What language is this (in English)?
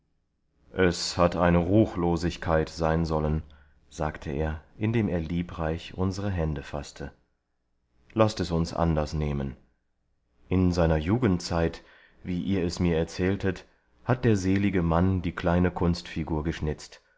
German